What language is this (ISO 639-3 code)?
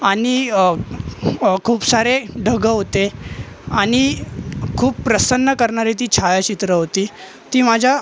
mar